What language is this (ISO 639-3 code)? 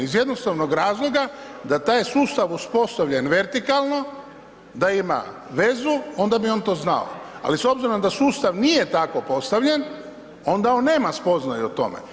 hrv